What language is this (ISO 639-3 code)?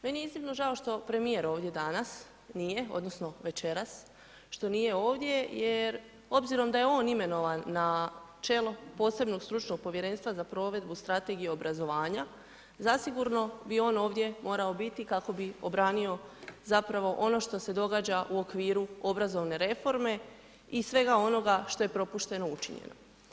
hrv